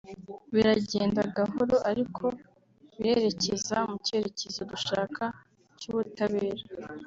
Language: Kinyarwanda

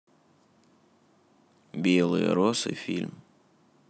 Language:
Russian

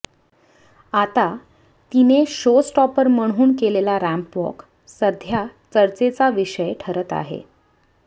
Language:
Marathi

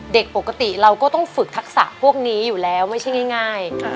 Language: Thai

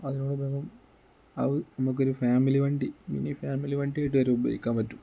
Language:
Malayalam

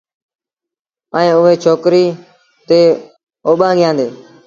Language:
Sindhi Bhil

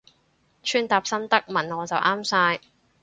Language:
Cantonese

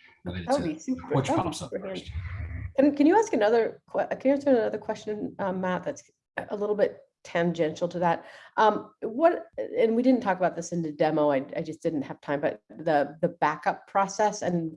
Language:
English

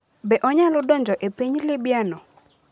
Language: Luo (Kenya and Tanzania)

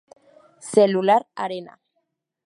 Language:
Spanish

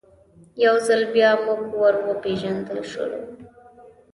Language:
Pashto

